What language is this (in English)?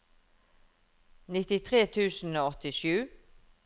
Norwegian